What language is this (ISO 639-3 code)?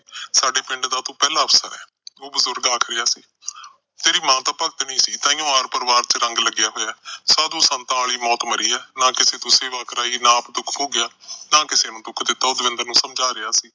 pan